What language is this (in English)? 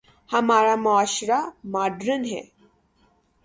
Urdu